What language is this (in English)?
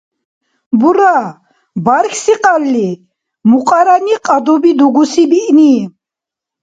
Dargwa